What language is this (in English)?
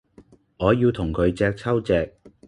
Cantonese